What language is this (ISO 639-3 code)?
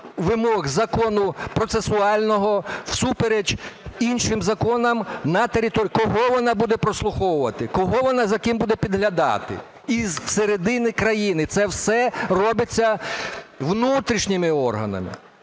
ukr